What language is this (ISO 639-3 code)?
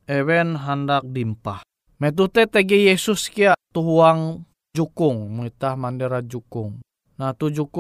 ind